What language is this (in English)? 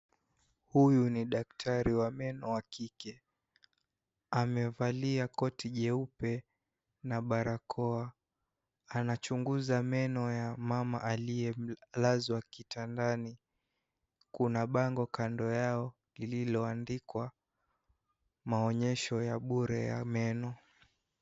Swahili